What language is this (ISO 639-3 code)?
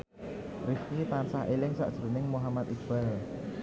jav